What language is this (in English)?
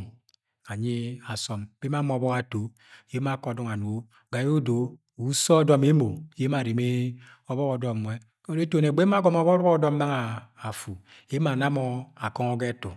Agwagwune